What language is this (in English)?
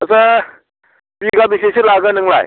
Bodo